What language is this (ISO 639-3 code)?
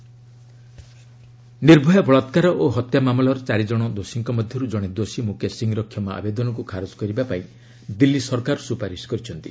ori